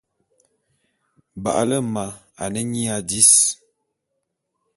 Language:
Bulu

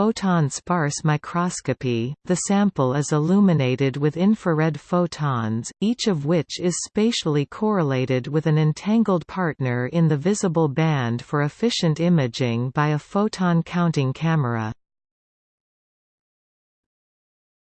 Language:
English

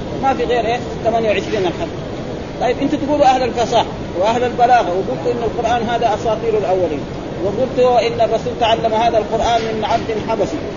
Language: Arabic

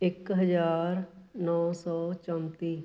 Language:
Punjabi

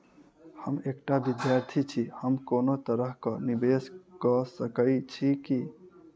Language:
Maithili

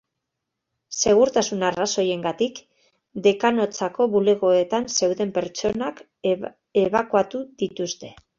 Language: Basque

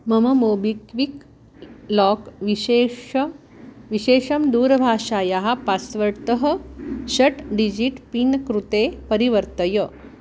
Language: Sanskrit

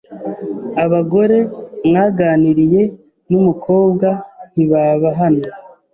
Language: Kinyarwanda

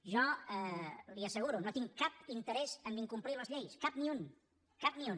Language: Catalan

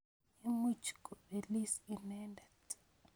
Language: Kalenjin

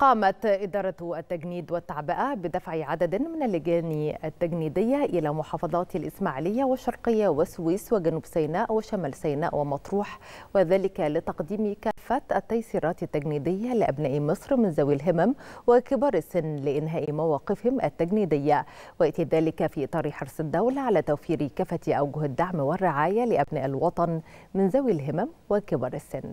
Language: Arabic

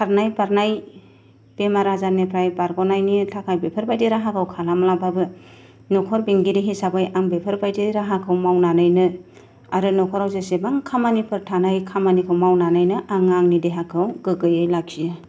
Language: Bodo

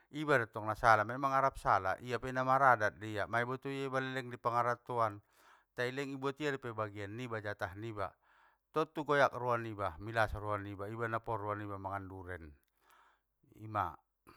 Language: Batak Mandailing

